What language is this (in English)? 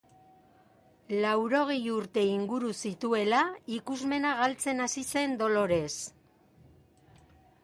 Basque